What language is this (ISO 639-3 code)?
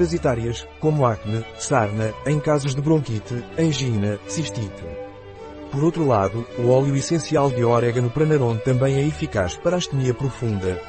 por